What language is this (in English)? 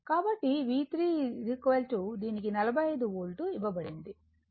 Telugu